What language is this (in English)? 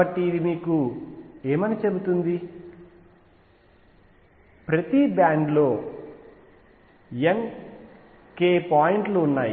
Telugu